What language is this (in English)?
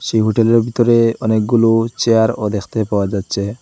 Bangla